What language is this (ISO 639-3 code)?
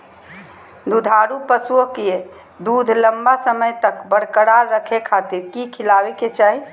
mag